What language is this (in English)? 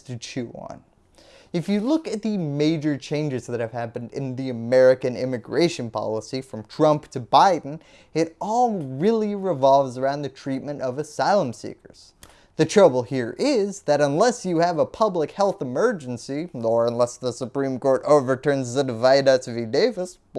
English